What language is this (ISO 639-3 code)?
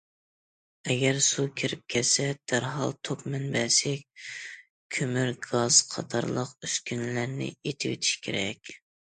uig